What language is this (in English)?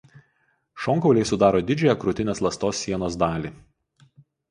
Lithuanian